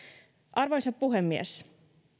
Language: Finnish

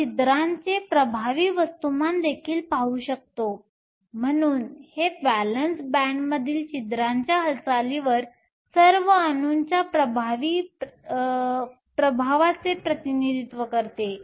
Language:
Marathi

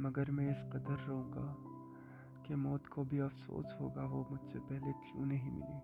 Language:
Urdu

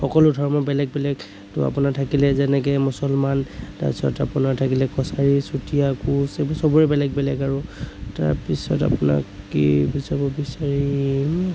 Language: Assamese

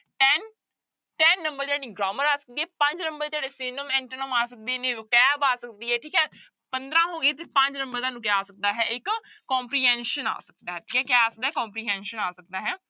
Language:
Punjabi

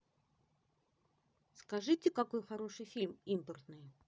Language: Russian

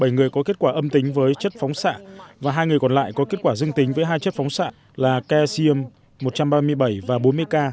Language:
Vietnamese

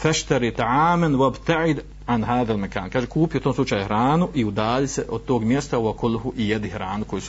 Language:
Croatian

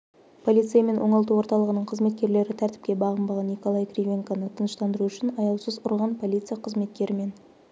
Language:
Kazakh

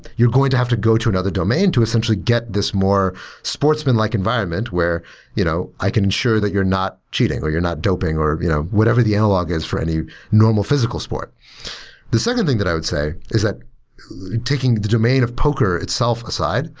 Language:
English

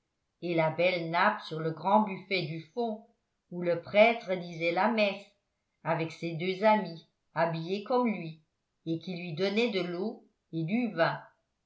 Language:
French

